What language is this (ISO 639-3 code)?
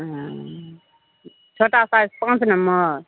mai